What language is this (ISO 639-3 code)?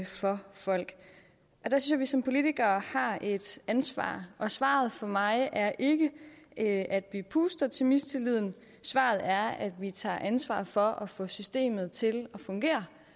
dan